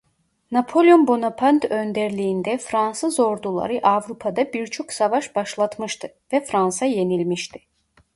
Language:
Turkish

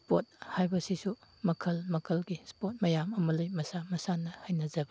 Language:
Manipuri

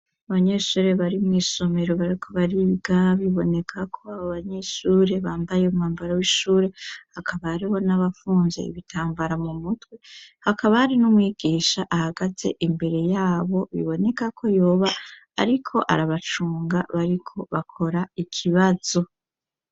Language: Rundi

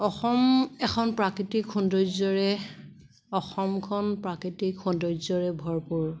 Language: Assamese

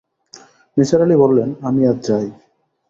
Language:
Bangla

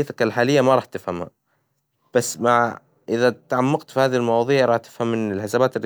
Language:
Hijazi Arabic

